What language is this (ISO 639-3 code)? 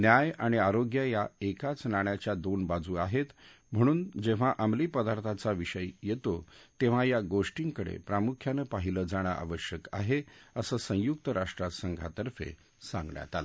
mar